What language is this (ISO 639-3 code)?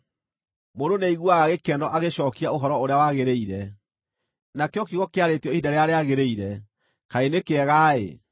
kik